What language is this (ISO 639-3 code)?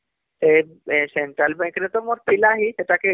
ori